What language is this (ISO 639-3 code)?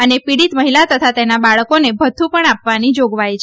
guj